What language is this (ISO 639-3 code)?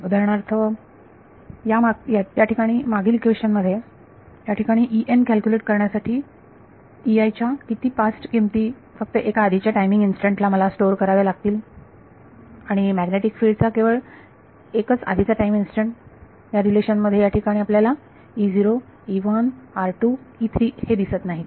mar